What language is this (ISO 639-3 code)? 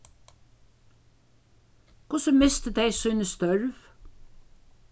fao